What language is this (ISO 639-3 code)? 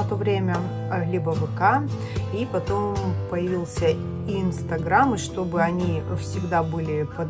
rus